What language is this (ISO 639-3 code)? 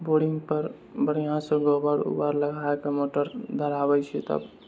mai